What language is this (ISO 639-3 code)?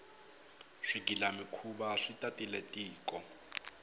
tso